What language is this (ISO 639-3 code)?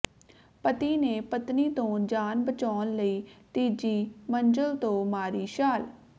pan